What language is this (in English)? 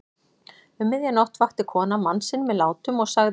Icelandic